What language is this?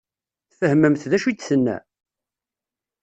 Kabyle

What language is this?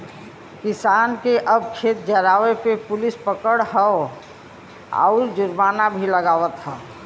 Bhojpuri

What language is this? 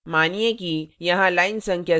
Hindi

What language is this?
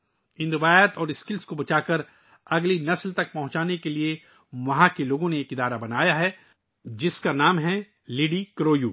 Urdu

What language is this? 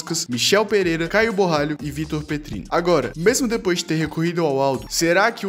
Portuguese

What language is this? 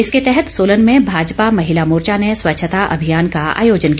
Hindi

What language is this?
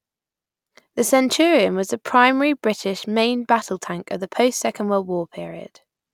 English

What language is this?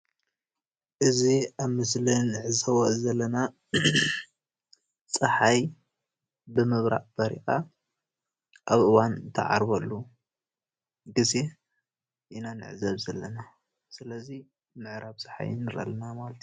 Tigrinya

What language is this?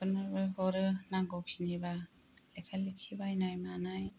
Bodo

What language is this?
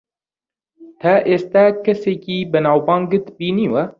Central Kurdish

